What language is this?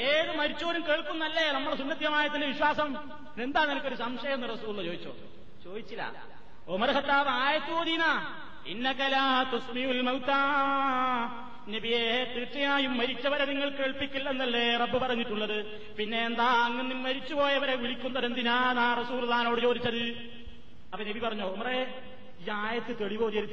Malayalam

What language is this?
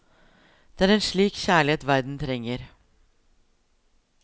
Norwegian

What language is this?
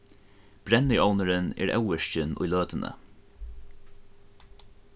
Faroese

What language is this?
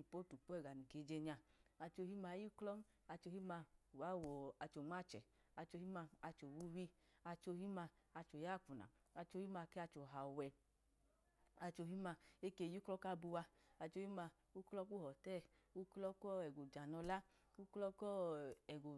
Idoma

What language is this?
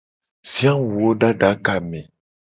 Gen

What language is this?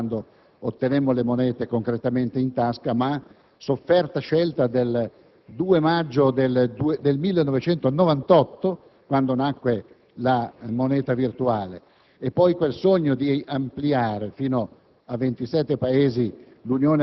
Italian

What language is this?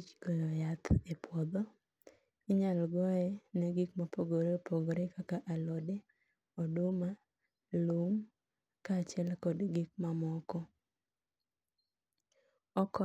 Luo (Kenya and Tanzania)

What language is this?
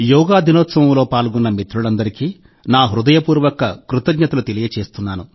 Telugu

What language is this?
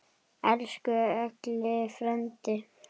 Icelandic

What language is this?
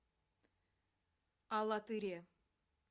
Russian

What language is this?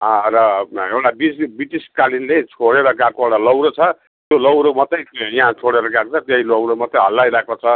Nepali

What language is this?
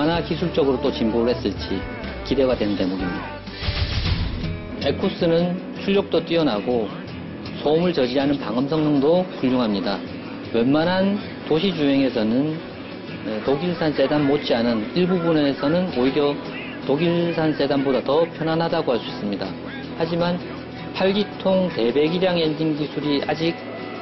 Korean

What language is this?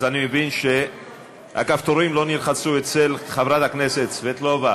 Hebrew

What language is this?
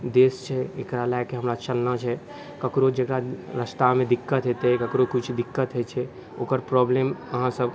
Maithili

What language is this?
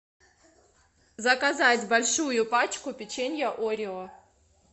Russian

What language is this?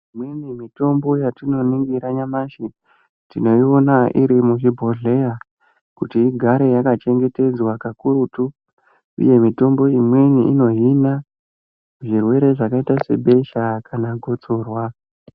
Ndau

